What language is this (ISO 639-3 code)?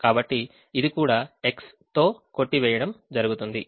tel